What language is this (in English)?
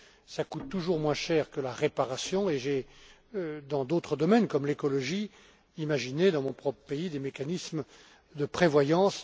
French